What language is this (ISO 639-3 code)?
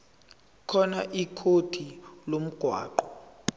zul